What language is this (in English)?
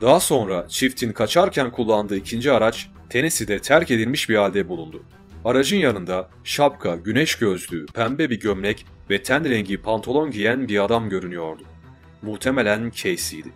Turkish